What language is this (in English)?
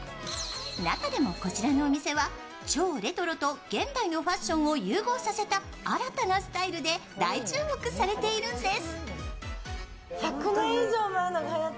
Japanese